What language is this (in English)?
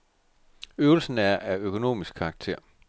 Danish